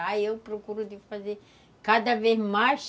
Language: Portuguese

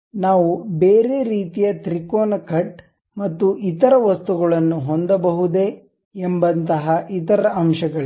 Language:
Kannada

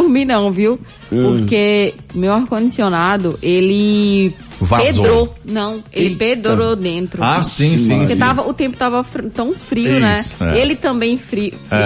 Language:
Portuguese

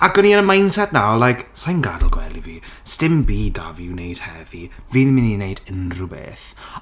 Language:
Welsh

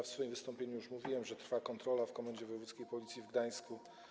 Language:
Polish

